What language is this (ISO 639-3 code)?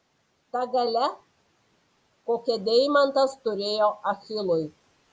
lit